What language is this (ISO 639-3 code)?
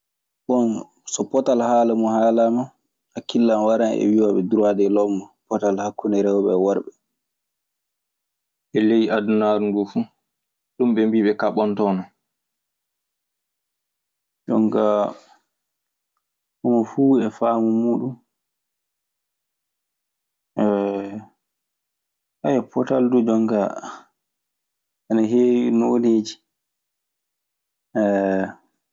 ffm